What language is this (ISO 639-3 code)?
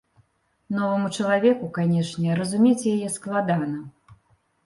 bel